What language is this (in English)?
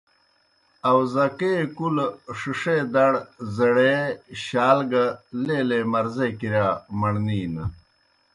Kohistani Shina